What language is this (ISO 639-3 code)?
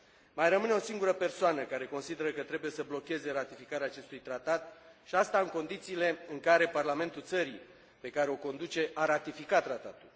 ron